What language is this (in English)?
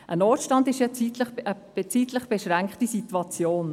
Swiss German